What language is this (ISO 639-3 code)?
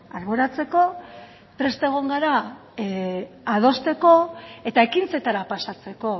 eus